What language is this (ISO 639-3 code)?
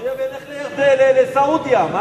heb